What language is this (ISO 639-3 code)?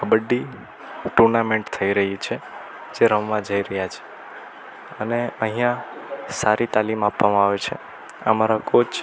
guj